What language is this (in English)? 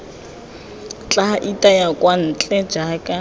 Tswana